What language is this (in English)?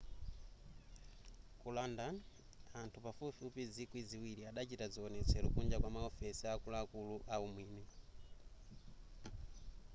Nyanja